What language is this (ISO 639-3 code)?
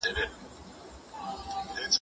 pus